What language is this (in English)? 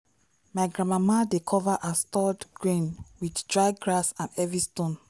Nigerian Pidgin